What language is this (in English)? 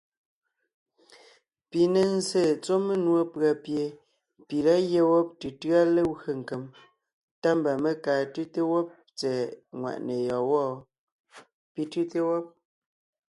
Ngiemboon